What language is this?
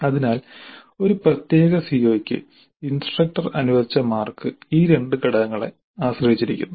Malayalam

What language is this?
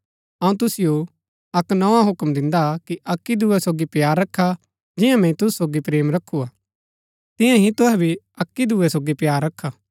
Gaddi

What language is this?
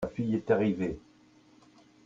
French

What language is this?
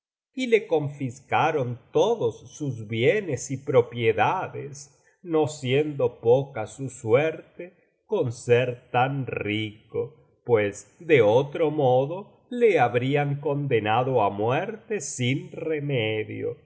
Spanish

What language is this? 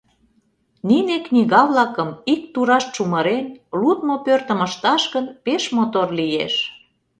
Mari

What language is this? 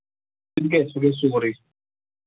Kashmiri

